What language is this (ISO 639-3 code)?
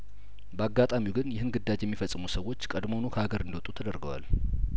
amh